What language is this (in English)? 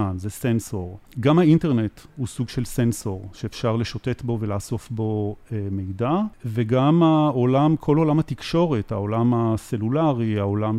Hebrew